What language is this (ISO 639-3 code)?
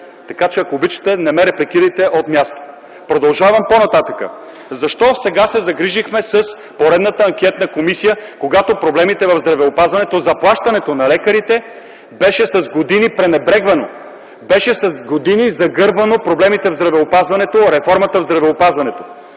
bul